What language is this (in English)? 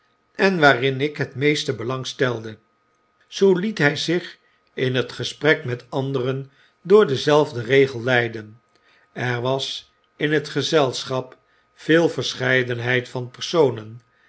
Dutch